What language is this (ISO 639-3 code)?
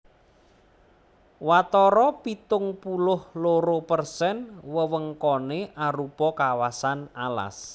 jav